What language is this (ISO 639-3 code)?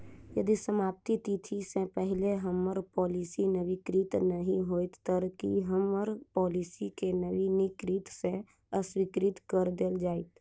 mai